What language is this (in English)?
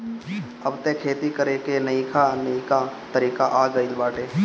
Bhojpuri